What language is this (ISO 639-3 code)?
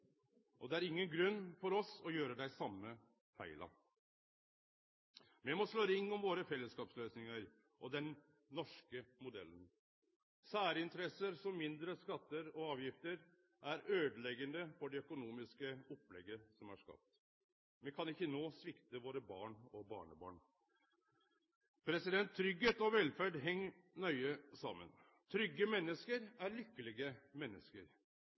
nno